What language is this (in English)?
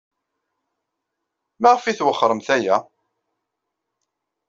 Kabyle